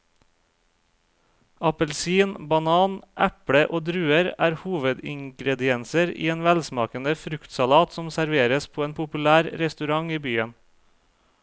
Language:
Norwegian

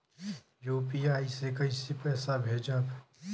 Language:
Bhojpuri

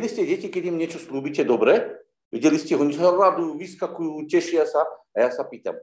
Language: Slovak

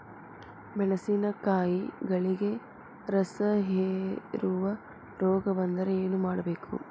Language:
Kannada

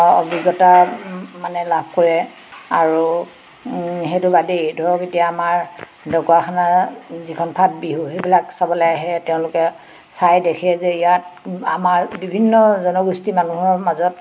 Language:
Assamese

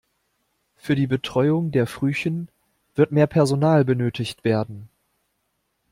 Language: German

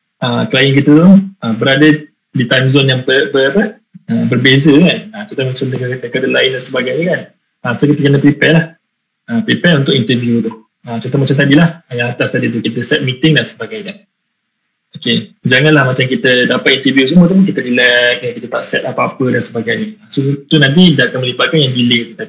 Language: Malay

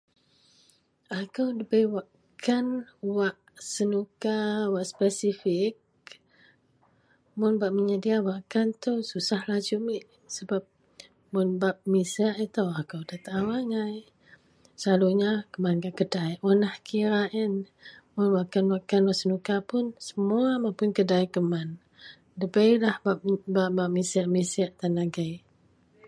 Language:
Central Melanau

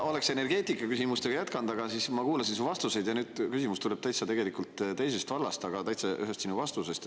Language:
Estonian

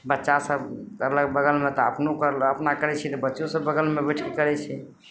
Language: Maithili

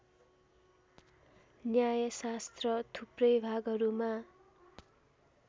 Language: Nepali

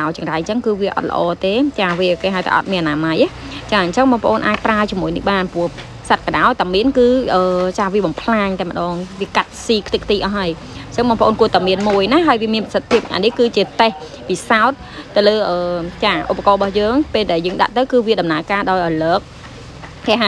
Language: Vietnamese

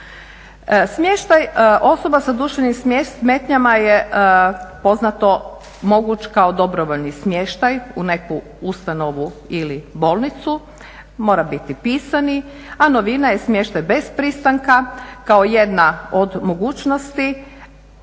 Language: Croatian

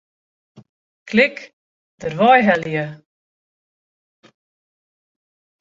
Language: Western Frisian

